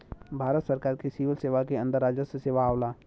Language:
Bhojpuri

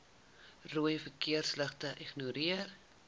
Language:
Afrikaans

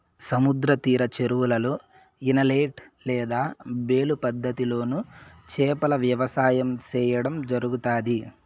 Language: Telugu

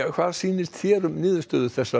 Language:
Icelandic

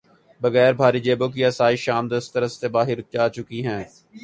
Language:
Urdu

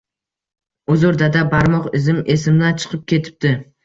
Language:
Uzbek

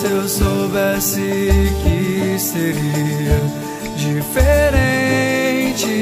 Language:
Greek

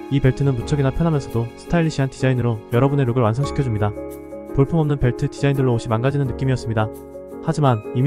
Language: Korean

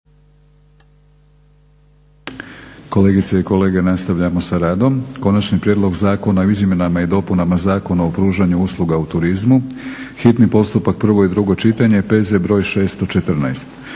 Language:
Croatian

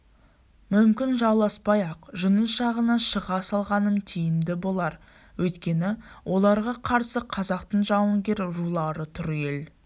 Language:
Kazakh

